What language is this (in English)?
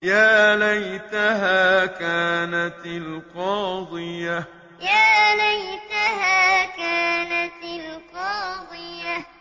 Arabic